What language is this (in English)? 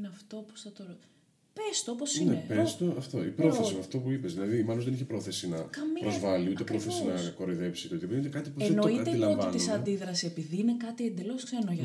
Greek